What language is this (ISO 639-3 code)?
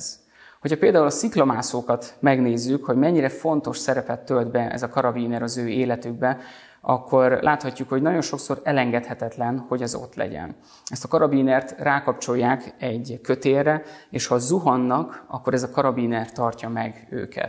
hun